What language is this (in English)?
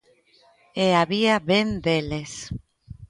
Galician